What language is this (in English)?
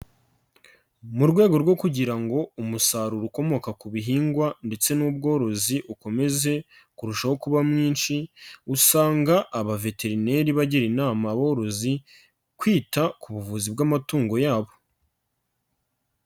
Kinyarwanda